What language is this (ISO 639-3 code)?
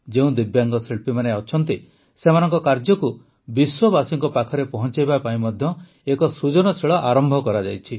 ori